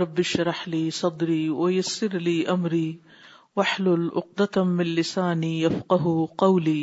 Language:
Urdu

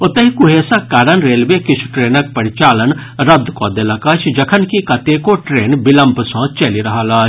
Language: Maithili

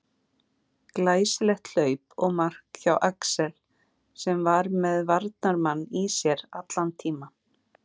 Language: Icelandic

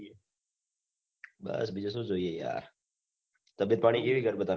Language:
Gujarati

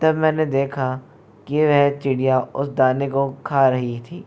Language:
Hindi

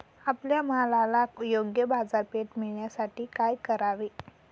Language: Marathi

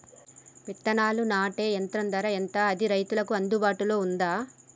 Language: Telugu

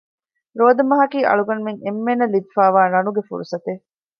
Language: Divehi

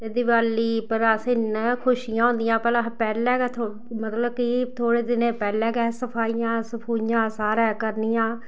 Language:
Dogri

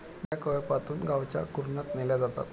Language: Marathi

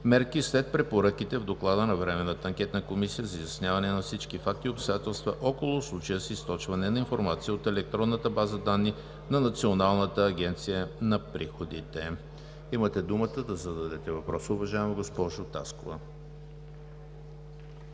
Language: Bulgarian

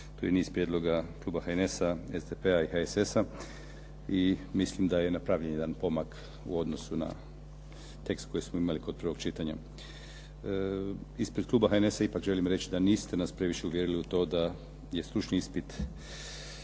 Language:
Croatian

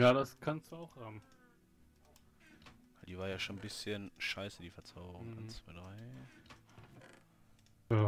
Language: German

